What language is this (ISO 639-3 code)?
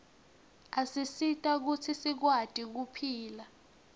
ssw